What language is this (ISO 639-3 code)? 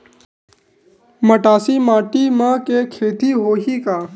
hne